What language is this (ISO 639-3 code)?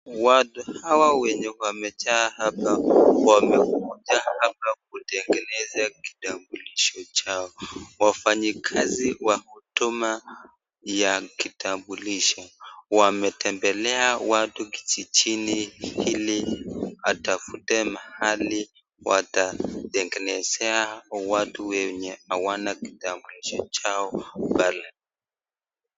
swa